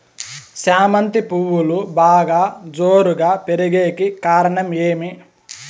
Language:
Telugu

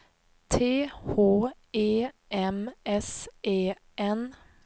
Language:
Swedish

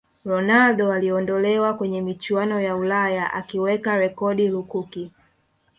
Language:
Swahili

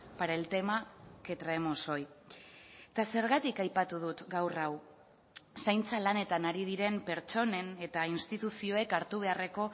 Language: Basque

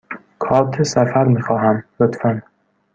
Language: Persian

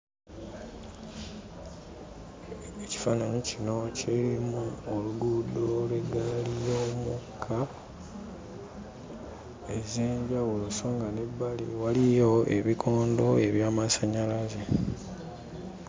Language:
Ganda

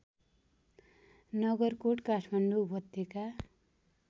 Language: Nepali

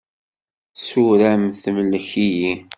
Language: Kabyle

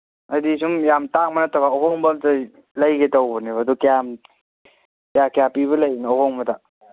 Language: Manipuri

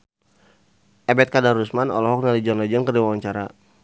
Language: Sundanese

